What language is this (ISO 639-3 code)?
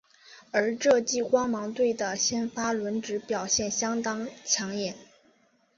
zho